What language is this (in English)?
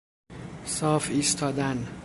Persian